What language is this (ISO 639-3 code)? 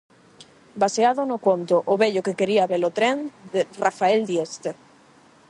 glg